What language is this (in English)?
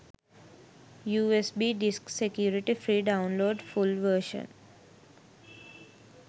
Sinhala